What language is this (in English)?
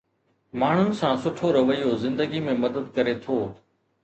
Sindhi